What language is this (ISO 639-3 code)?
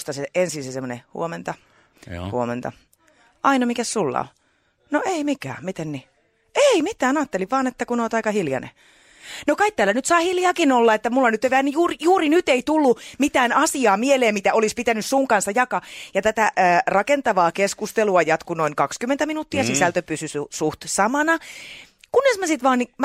fin